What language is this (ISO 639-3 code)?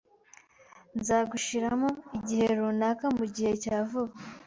kin